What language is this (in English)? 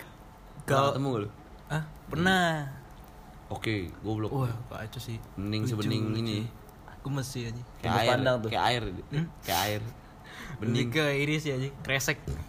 Indonesian